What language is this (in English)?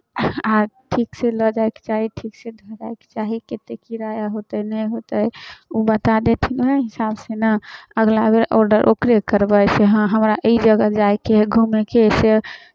Maithili